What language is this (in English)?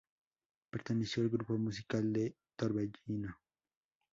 Spanish